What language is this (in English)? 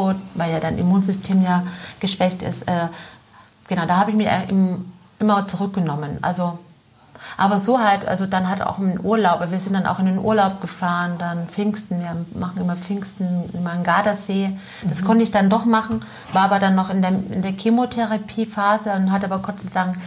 German